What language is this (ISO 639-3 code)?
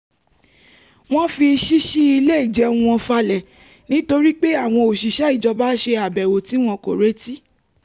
yor